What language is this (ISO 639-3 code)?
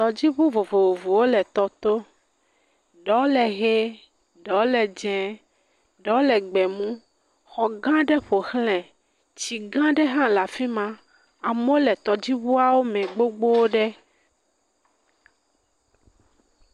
ewe